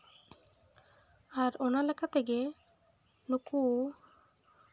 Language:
Santali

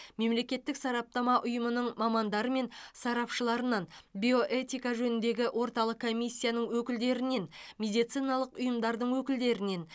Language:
Kazakh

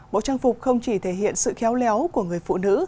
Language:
Vietnamese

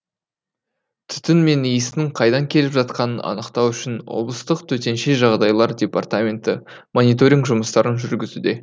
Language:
Kazakh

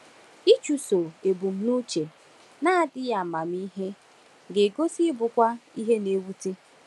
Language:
Igbo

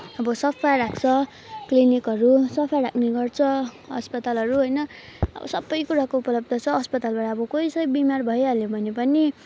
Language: Nepali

